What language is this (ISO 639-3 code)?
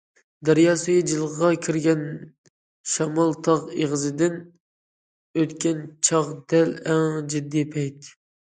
uig